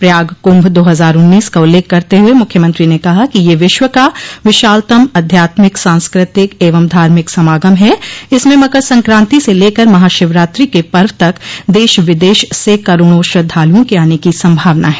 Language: Hindi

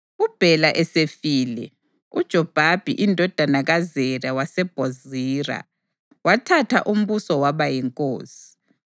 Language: North Ndebele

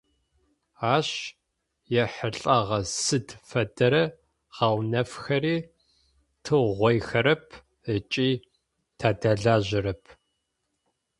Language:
Adyghe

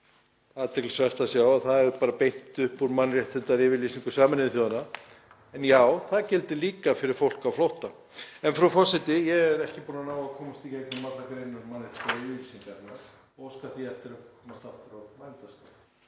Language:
Icelandic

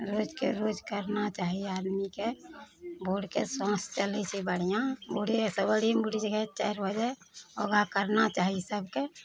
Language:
Maithili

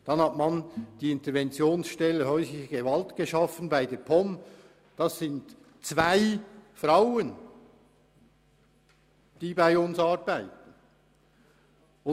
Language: Swiss German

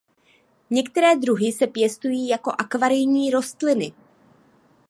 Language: Czech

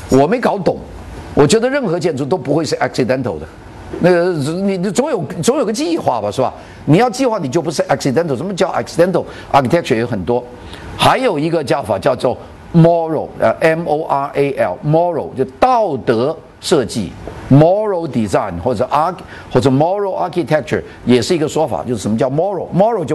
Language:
Chinese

